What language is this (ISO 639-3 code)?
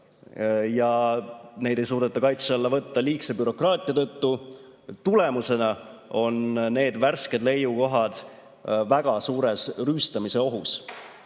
est